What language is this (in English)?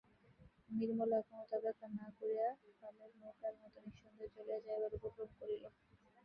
Bangla